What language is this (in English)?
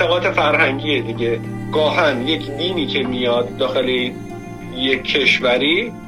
Persian